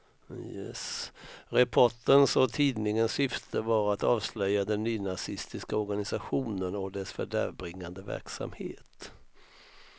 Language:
Swedish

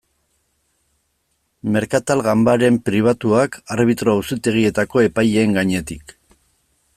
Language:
Basque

